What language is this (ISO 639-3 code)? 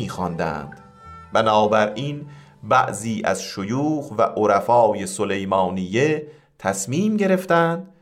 fas